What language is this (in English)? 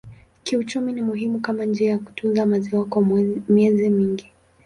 Swahili